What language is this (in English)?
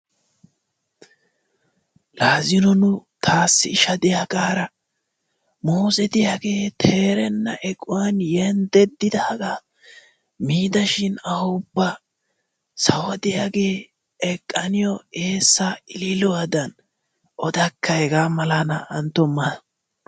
Wolaytta